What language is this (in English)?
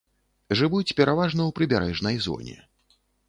Belarusian